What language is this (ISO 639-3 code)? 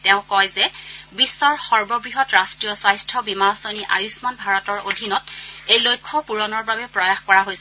asm